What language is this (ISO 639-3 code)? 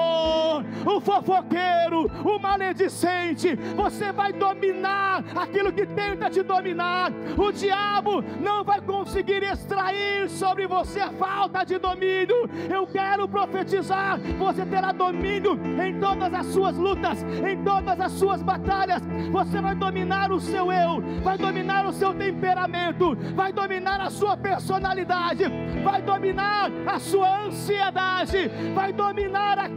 por